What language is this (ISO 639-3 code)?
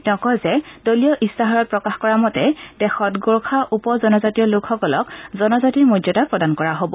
asm